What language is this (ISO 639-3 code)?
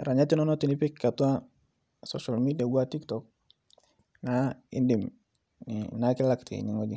mas